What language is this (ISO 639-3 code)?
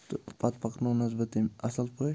kas